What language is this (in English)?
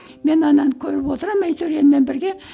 Kazakh